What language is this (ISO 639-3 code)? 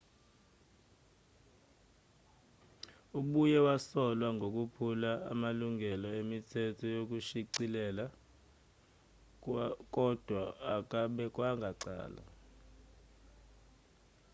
zul